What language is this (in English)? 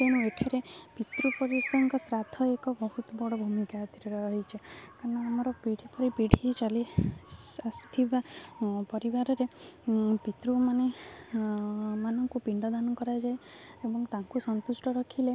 Odia